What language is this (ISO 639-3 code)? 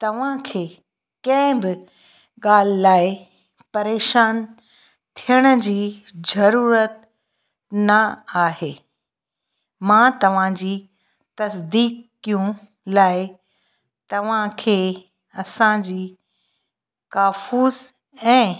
snd